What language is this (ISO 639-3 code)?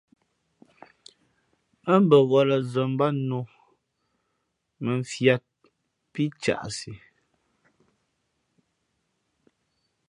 fmp